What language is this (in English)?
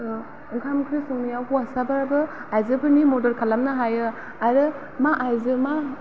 Bodo